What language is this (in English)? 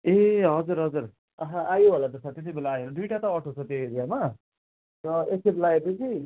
Nepali